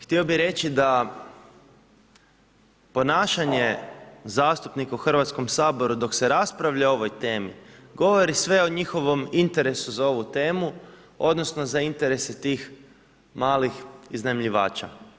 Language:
Croatian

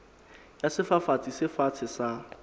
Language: Southern Sotho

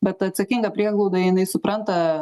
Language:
Lithuanian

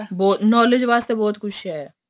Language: Punjabi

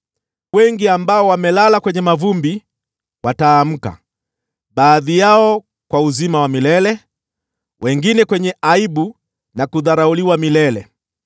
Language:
Swahili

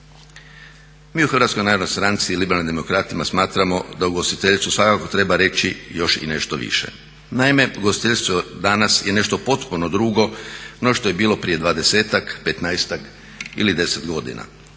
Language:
Croatian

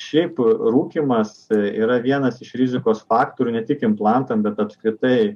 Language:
Lithuanian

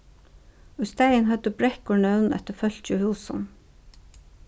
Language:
Faroese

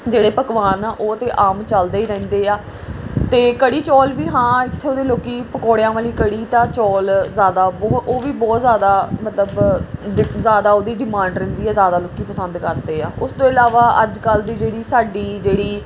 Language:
Punjabi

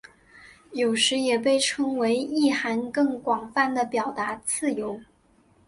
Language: Chinese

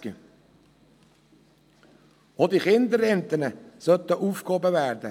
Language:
Swiss German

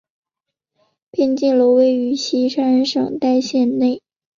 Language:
Chinese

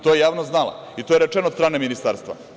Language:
Serbian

